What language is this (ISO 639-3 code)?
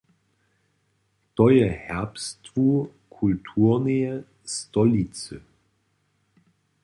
hsb